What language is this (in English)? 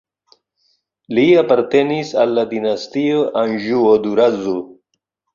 Esperanto